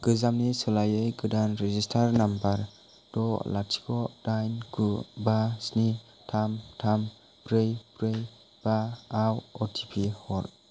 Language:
Bodo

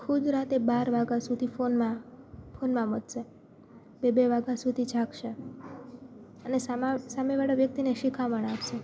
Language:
Gujarati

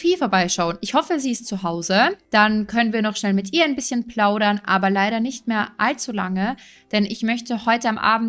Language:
German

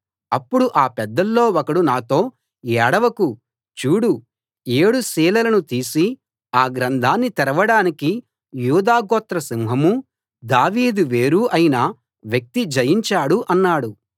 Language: Telugu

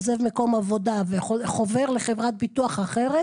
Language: Hebrew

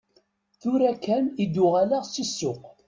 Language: Kabyle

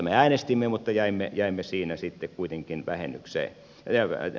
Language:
Finnish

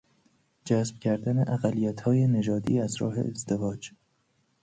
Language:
Persian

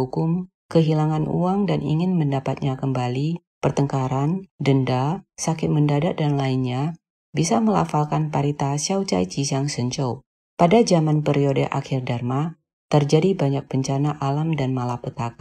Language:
Indonesian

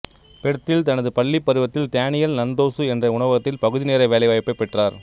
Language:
Tamil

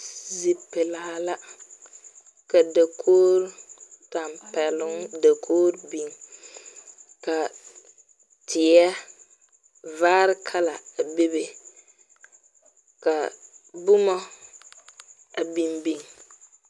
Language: Southern Dagaare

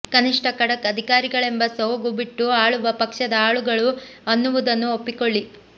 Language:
Kannada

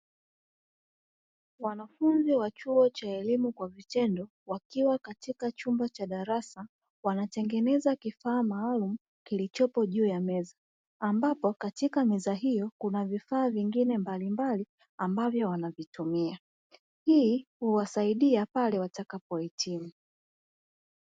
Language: Swahili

